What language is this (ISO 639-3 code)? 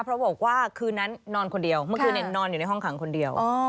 tha